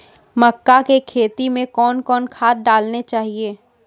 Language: Maithili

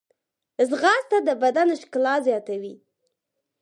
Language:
Pashto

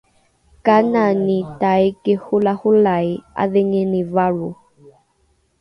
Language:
Rukai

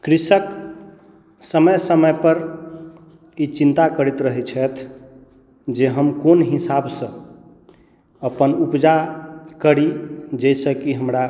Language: Maithili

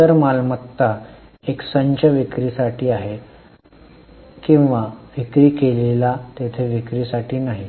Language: Marathi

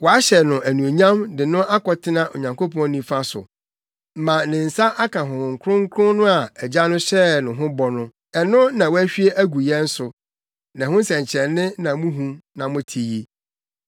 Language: Akan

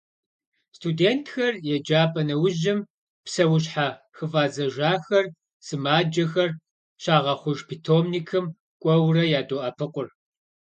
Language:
Kabardian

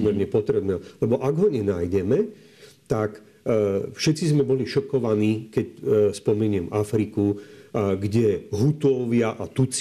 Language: Slovak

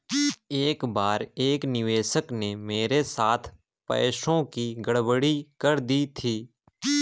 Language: Hindi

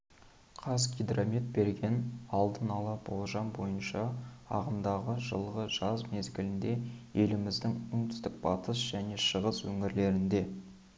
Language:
Kazakh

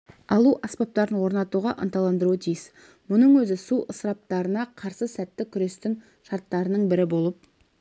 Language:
Kazakh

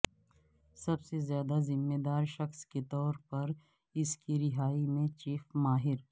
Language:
Urdu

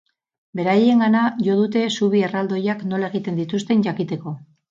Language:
Basque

